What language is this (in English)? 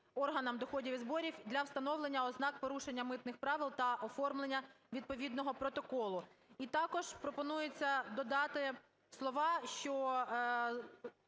Ukrainian